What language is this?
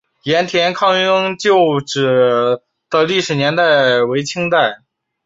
Chinese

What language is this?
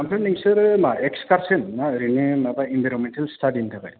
Bodo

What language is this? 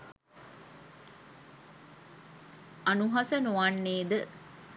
Sinhala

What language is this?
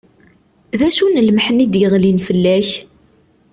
Kabyle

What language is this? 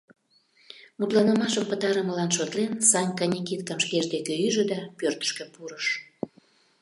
Mari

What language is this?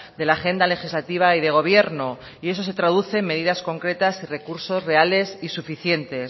Spanish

